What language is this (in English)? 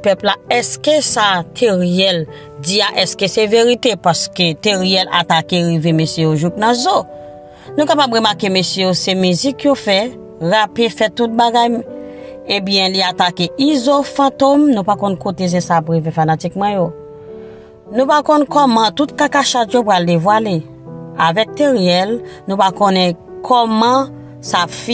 French